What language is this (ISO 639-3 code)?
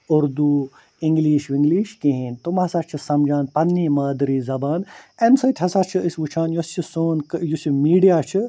kas